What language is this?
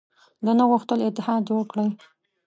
Pashto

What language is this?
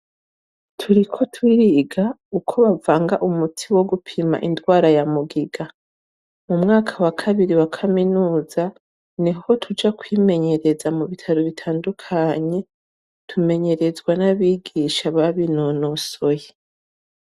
Rundi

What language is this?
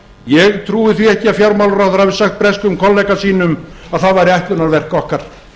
Icelandic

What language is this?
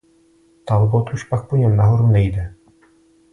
Czech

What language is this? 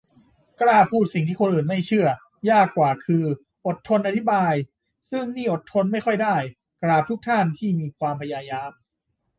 Thai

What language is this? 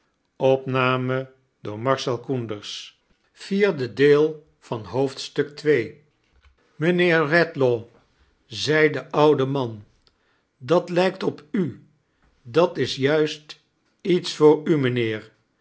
Dutch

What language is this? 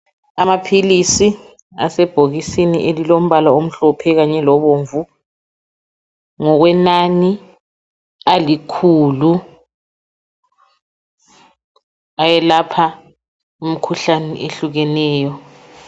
North Ndebele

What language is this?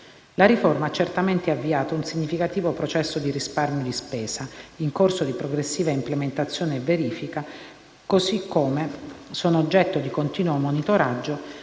Italian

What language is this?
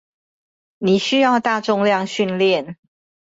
Chinese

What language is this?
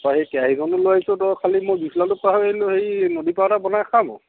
Assamese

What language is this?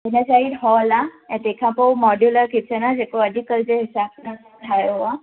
Sindhi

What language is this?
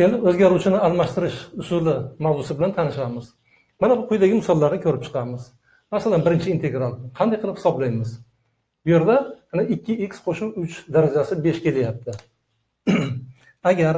Turkish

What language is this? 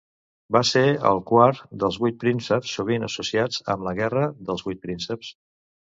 Catalan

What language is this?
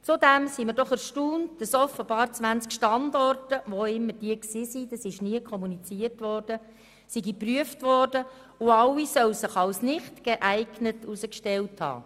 Swiss German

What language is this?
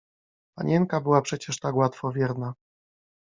Polish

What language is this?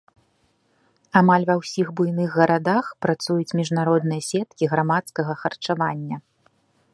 Belarusian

